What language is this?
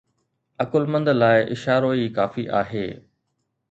Sindhi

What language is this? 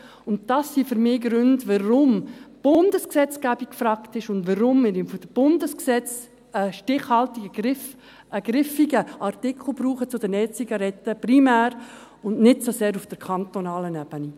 Swiss German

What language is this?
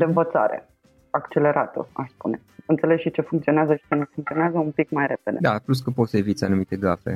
Romanian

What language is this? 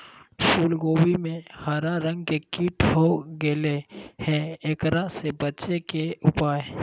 Magahi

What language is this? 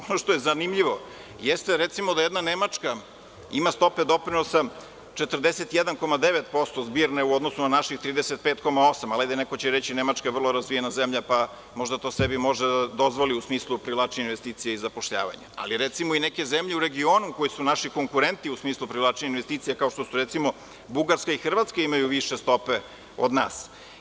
Serbian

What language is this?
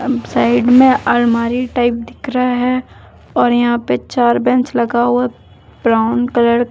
Hindi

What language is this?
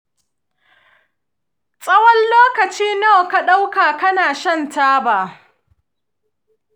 Hausa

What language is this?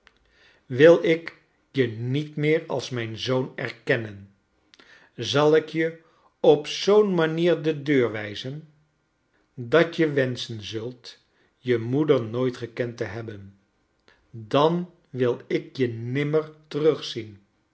Dutch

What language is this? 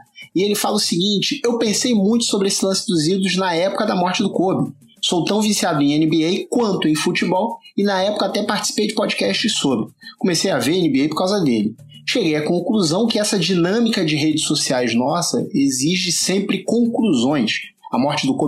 Portuguese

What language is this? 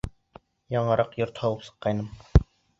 Bashkir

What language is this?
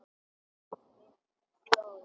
Icelandic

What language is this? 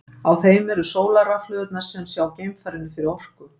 Icelandic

